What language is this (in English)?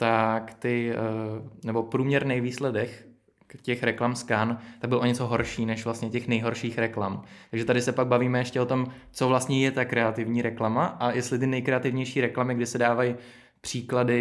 Czech